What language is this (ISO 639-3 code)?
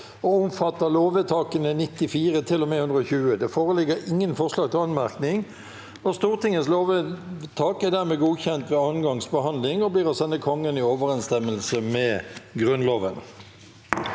nor